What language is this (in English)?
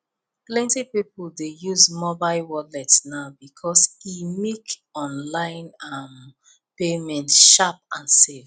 Nigerian Pidgin